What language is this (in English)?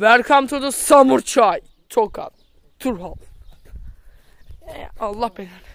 Turkish